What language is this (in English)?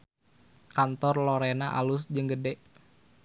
Sundanese